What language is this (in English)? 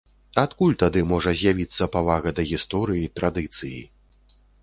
Belarusian